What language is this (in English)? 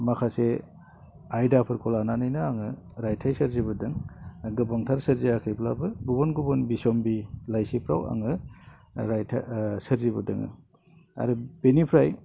Bodo